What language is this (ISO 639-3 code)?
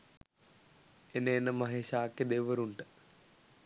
sin